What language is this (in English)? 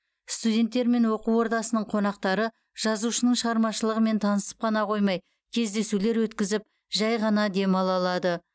Kazakh